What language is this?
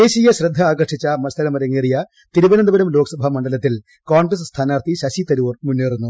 Malayalam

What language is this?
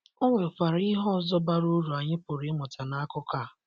Igbo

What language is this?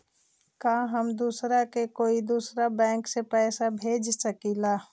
Magahi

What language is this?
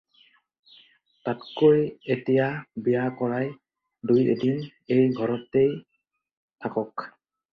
Assamese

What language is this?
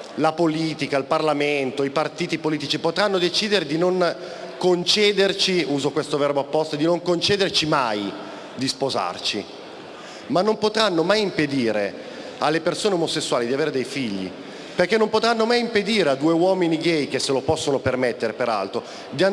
Italian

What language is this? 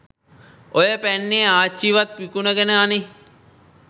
Sinhala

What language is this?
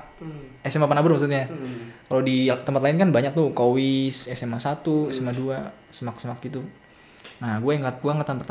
Indonesian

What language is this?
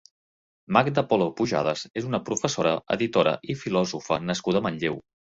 Catalan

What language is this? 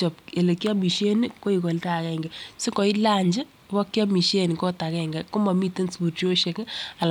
Kalenjin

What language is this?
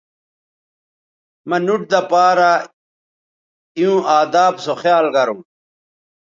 Bateri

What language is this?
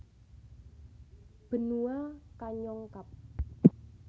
Javanese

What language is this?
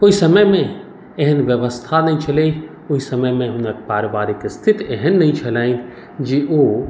Maithili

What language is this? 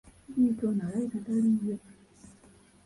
Ganda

